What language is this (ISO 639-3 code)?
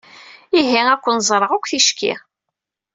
kab